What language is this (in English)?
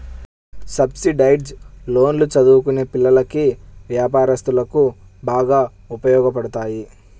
Telugu